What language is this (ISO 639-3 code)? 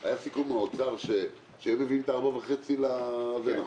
heb